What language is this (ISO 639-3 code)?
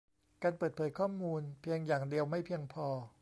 tha